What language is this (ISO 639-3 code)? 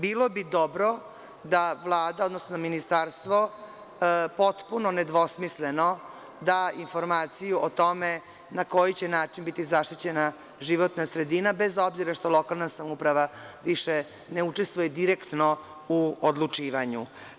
srp